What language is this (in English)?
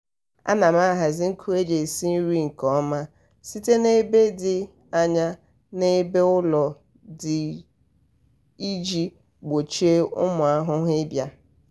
Igbo